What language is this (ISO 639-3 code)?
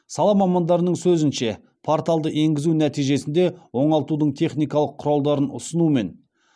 kaz